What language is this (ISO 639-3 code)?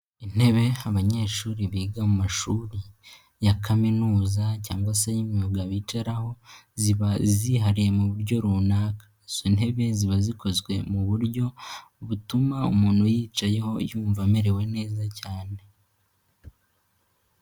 kin